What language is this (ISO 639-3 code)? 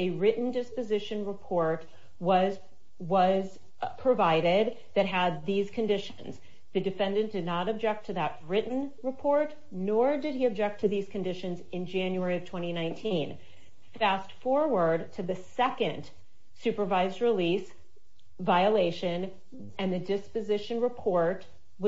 eng